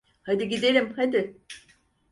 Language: Turkish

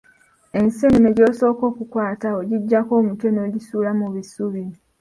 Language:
Ganda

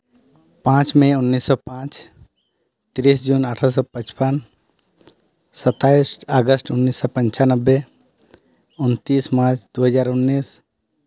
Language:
Santali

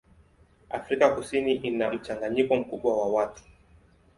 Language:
Swahili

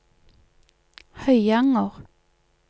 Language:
Norwegian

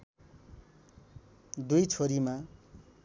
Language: Nepali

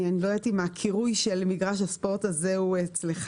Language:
Hebrew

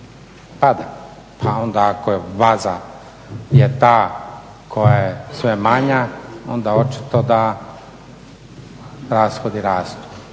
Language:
Croatian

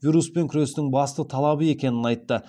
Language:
Kazakh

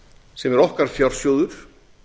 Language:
Icelandic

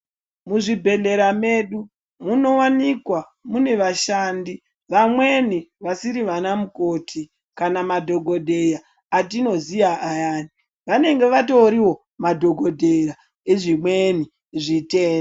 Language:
Ndau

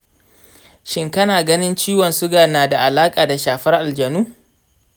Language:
Hausa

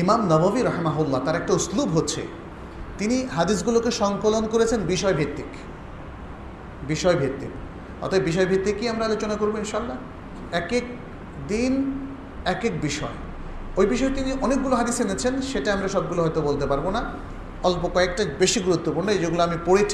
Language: Bangla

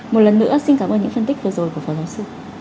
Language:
Vietnamese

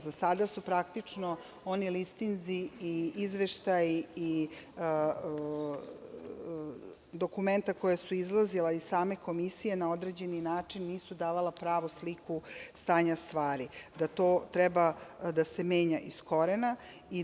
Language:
Serbian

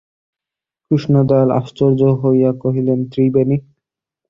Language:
Bangla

